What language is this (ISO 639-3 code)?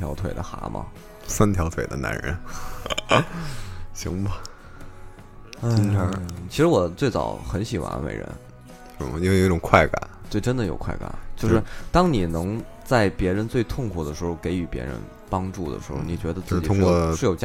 zho